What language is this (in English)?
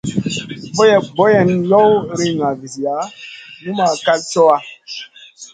Masana